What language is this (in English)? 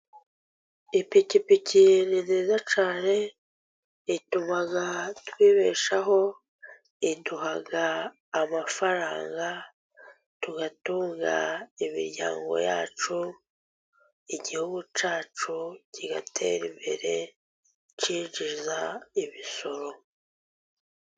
Kinyarwanda